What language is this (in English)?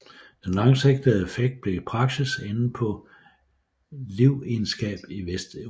Danish